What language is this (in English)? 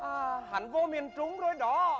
Vietnamese